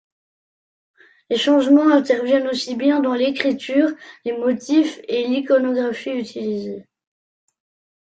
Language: French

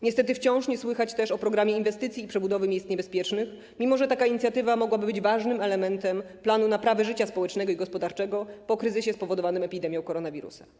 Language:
Polish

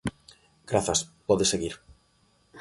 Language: Galician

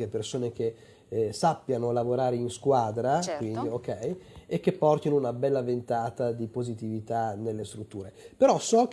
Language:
Italian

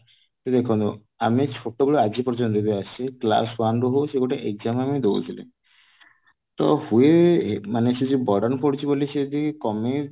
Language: Odia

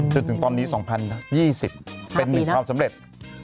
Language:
Thai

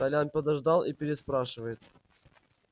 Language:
Russian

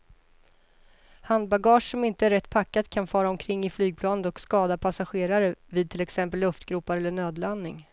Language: Swedish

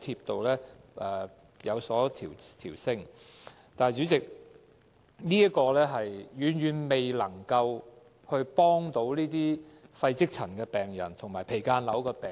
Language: Cantonese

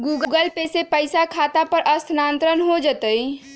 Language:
Magahi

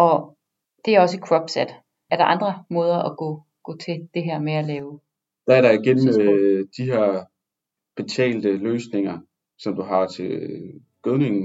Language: Danish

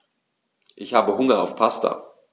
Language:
German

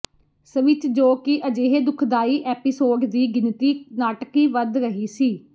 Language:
Punjabi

